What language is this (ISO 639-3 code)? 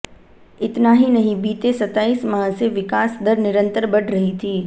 hin